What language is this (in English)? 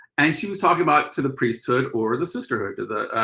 English